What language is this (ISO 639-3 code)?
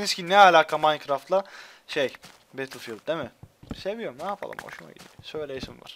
tur